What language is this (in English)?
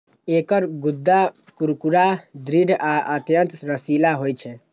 Maithili